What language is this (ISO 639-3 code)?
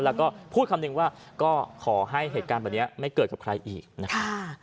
tha